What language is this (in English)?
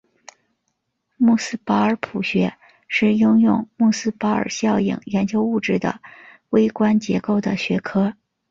Chinese